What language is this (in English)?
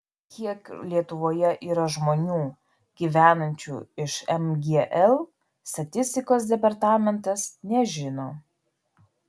Lithuanian